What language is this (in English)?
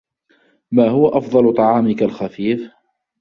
Arabic